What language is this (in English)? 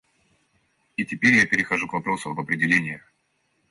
Russian